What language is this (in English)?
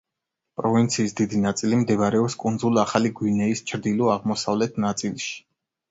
Georgian